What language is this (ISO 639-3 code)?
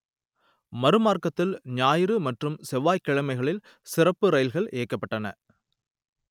tam